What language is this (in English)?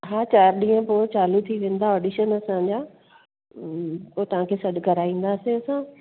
Sindhi